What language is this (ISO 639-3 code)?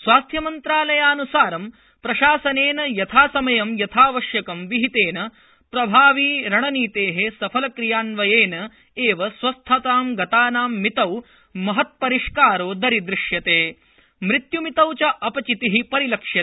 san